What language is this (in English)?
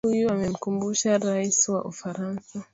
Swahili